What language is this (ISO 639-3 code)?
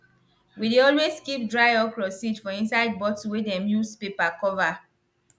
pcm